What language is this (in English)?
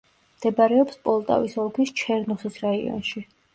Georgian